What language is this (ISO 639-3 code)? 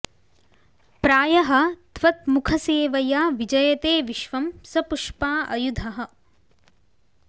san